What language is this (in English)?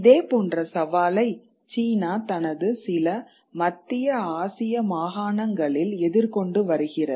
Tamil